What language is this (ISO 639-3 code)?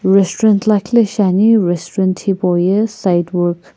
nsm